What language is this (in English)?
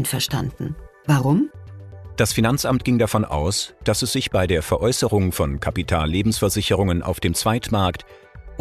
German